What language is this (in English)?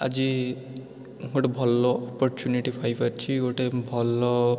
Odia